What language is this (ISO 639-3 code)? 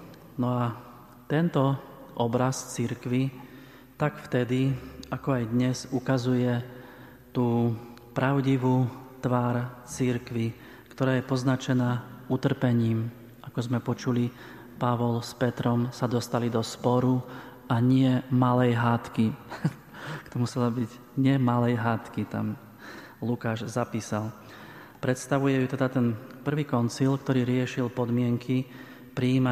slk